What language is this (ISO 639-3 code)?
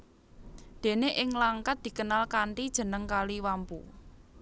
jav